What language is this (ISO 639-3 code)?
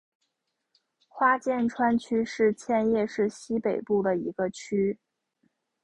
zho